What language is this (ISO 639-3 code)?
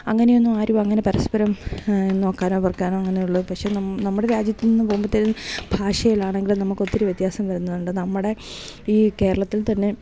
mal